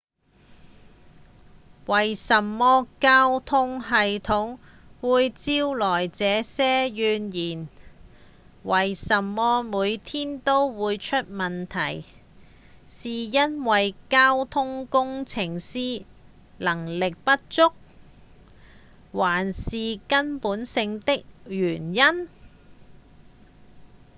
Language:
Cantonese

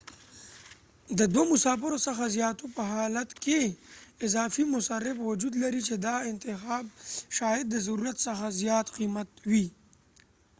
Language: Pashto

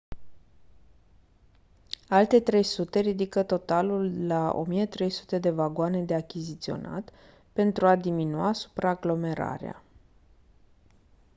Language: Romanian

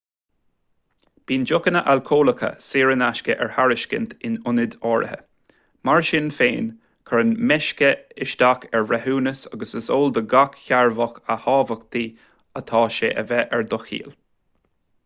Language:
Irish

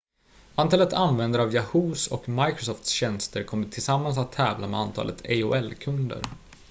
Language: Swedish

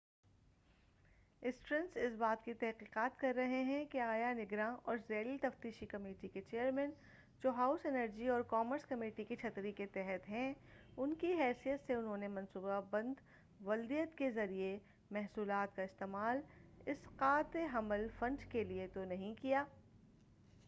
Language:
Urdu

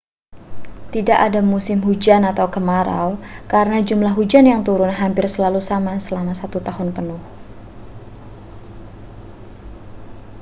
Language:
Indonesian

